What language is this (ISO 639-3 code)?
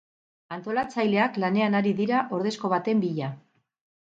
eus